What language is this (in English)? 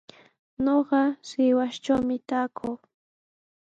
Sihuas Ancash Quechua